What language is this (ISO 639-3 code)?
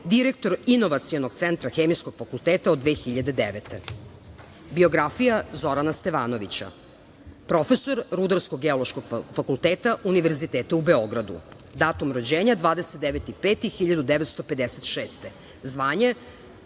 srp